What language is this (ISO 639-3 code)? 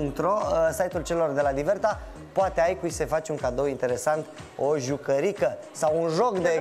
ron